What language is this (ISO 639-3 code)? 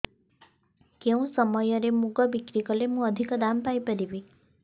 ori